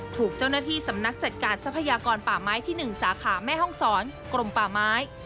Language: Thai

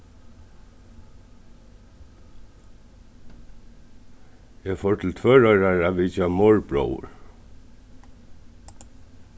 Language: Faroese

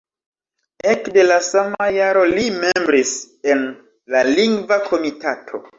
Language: Esperanto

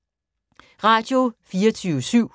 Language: Danish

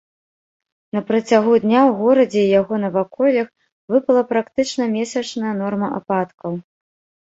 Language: Belarusian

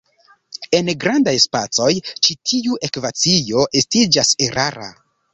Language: Esperanto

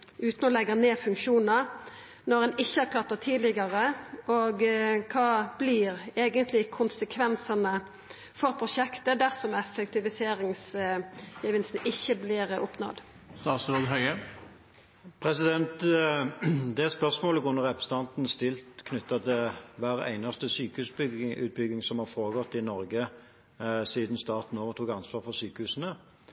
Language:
Norwegian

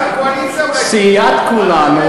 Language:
Hebrew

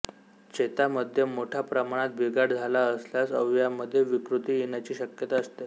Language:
Marathi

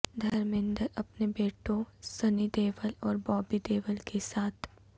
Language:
Urdu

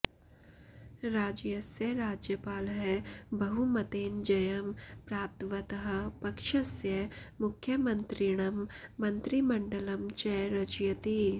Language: Sanskrit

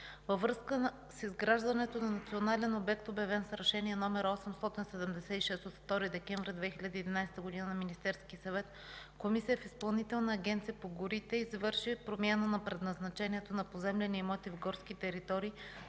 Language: Bulgarian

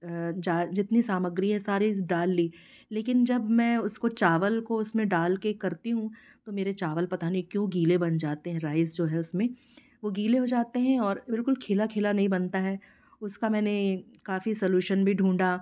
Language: Hindi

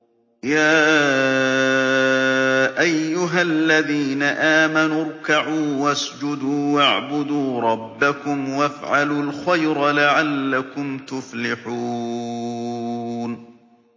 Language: Arabic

